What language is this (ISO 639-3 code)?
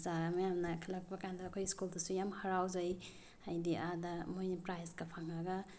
mni